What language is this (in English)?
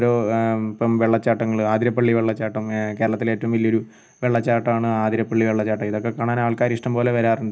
Malayalam